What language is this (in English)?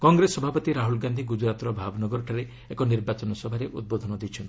Odia